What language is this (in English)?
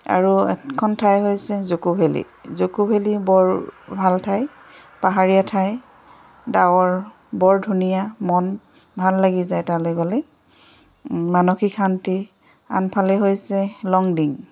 Assamese